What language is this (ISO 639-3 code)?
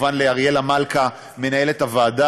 heb